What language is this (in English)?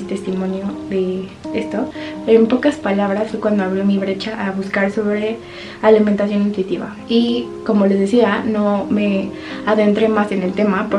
Spanish